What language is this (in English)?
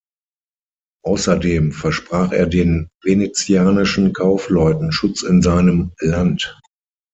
German